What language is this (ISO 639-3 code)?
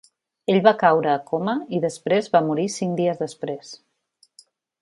cat